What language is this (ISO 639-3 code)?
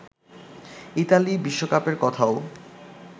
ben